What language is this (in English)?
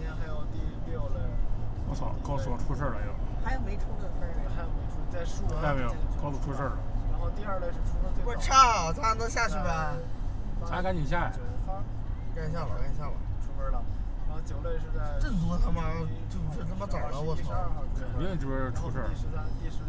Chinese